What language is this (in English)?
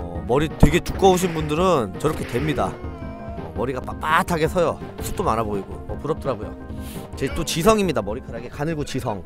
Korean